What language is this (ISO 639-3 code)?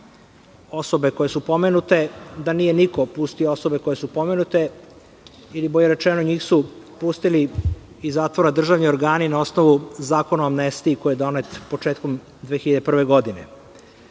srp